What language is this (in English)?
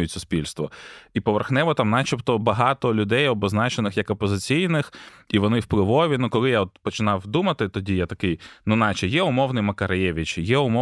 Ukrainian